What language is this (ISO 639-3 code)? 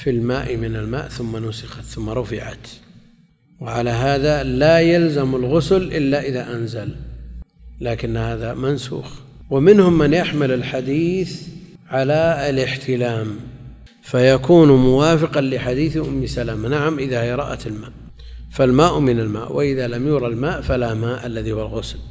ara